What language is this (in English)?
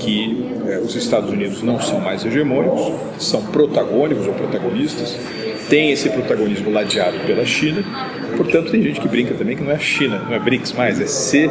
Portuguese